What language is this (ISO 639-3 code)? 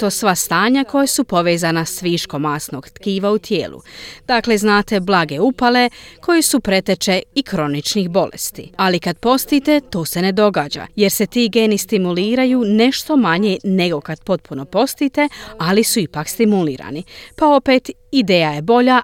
hrv